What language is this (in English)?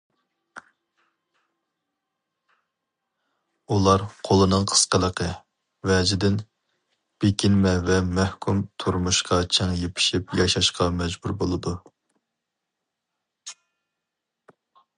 Uyghur